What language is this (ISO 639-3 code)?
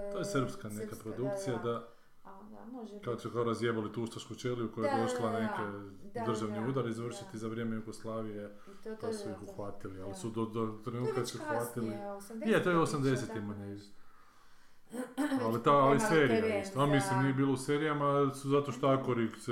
hrv